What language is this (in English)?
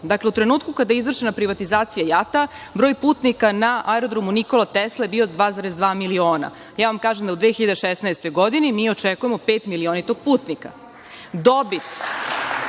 Serbian